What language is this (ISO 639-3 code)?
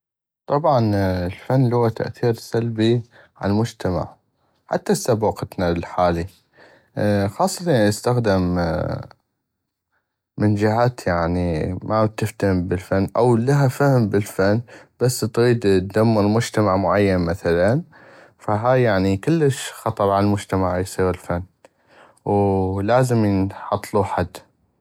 ayp